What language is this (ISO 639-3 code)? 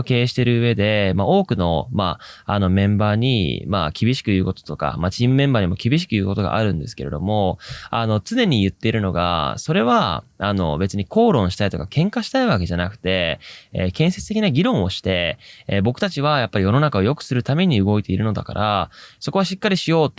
jpn